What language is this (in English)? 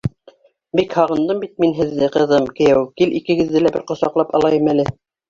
Bashkir